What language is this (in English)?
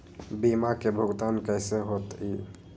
Magahi